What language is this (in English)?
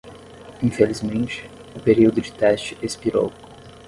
Portuguese